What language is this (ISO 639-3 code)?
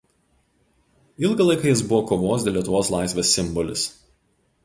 lit